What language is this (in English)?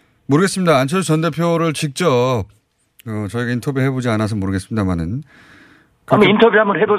Korean